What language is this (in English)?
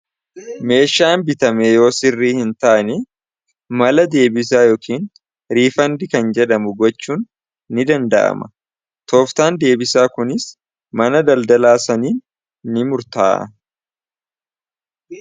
Oromo